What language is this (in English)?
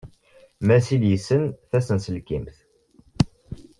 Kabyle